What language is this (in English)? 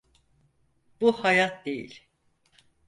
Turkish